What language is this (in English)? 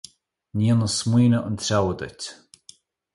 Irish